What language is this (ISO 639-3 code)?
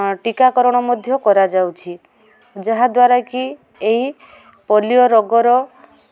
ori